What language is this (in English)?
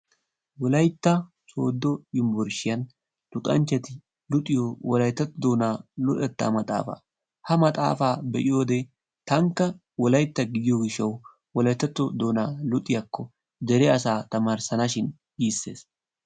Wolaytta